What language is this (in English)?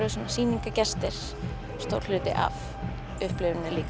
Icelandic